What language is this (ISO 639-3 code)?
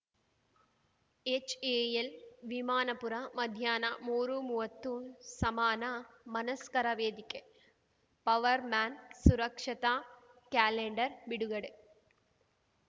kan